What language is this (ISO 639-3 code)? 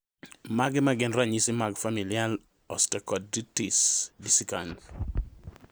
luo